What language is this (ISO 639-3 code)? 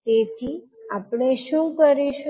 guj